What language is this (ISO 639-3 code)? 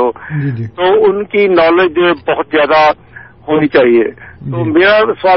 urd